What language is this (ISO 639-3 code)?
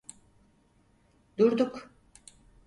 tur